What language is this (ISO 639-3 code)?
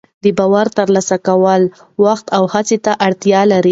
pus